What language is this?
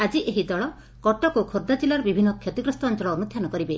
Odia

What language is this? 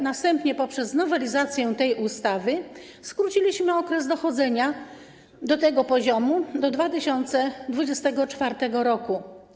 Polish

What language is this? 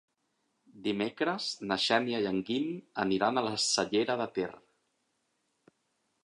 Catalan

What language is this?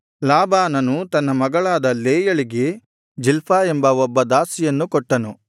Kannada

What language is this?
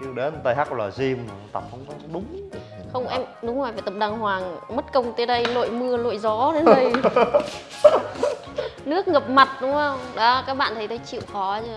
Vietnamese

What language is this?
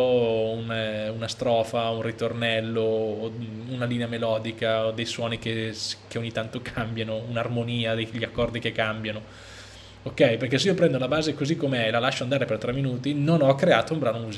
Italian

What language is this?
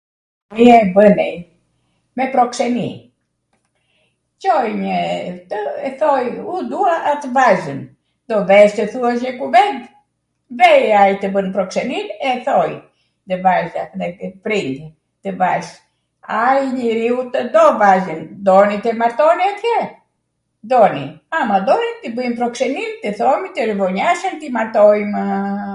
Arvanitika Albanian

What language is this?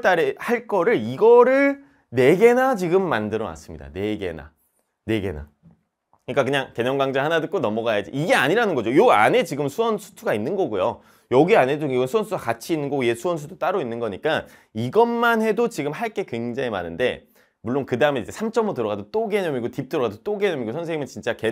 Korean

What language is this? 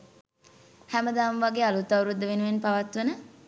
Sinhala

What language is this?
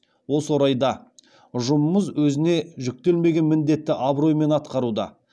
Kazakh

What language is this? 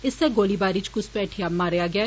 Dogri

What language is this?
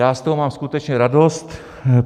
Czech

